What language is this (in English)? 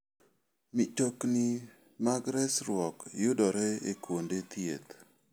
Luo (Kenya and Tanzania)